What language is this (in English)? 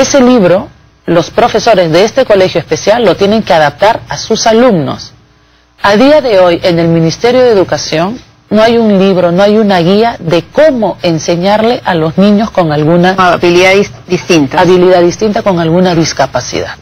Spanish